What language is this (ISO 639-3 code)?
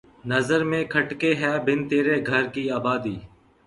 urd